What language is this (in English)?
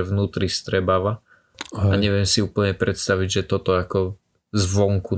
Slovak